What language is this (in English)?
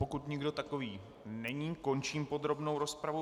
Czech